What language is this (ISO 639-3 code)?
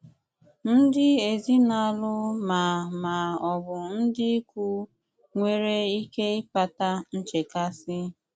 ibo